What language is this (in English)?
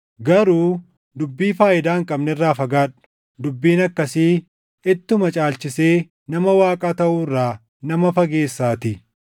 Oromo